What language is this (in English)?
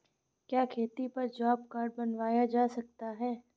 Hindi